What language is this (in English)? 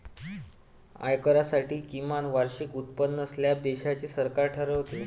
Marathi